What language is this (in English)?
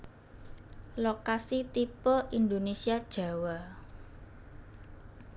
Javanese